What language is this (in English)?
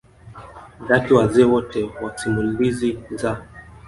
Swahili